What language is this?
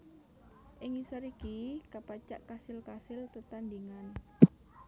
Javanese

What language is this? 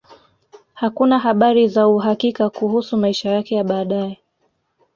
Swahili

